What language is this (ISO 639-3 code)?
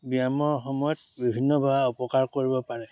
asm